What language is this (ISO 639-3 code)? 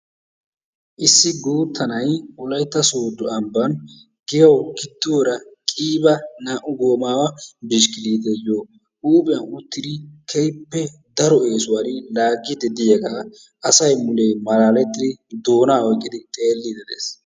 wal